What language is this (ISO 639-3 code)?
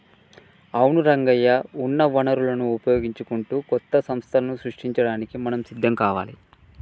tel